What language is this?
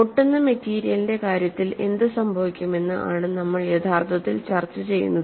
Malayalam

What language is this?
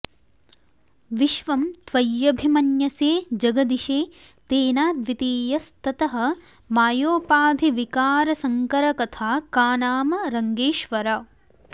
Sanskrit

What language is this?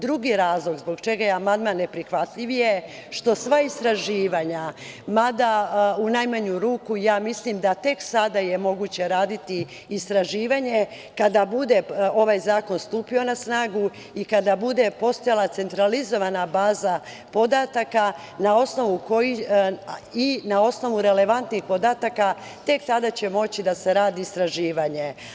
Serbian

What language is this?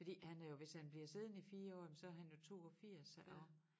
Danish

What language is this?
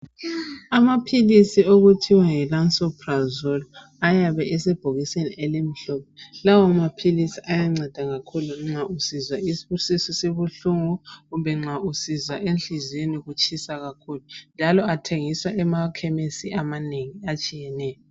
North Ndebele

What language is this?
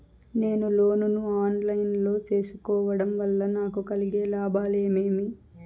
Telugu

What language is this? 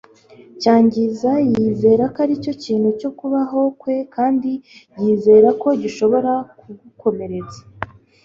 Kinyarwanda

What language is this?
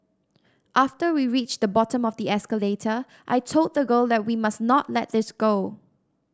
English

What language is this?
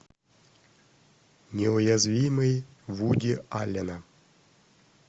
Russian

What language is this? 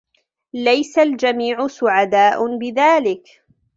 Arabic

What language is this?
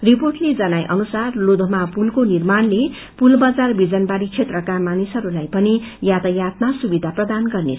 Nepali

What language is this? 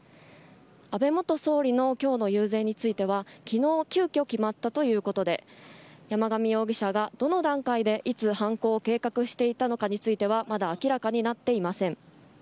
Japanese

